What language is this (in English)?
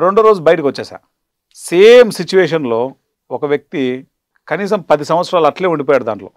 Telugu